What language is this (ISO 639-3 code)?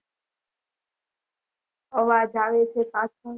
guj